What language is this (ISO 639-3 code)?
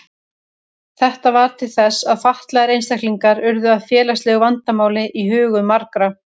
isl